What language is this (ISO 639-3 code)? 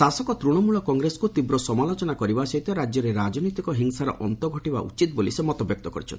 ori